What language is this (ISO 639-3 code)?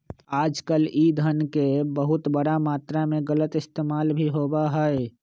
mag